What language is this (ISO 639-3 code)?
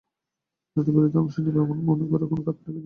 ben